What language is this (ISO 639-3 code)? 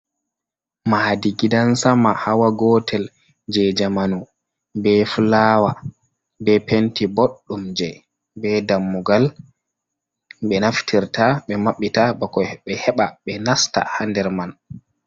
ful